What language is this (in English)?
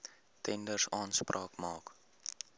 Afrikaans